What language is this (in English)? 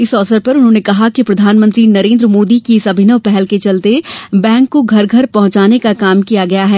Hindi